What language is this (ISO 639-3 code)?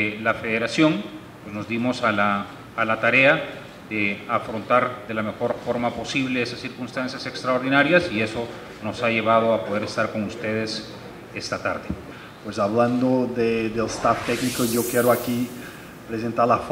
spa